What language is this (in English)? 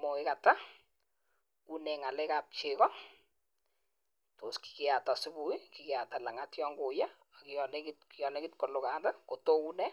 Kalenjin